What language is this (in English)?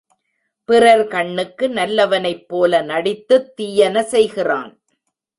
Tamil